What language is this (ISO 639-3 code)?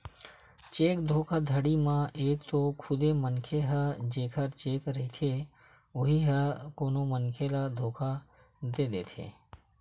hne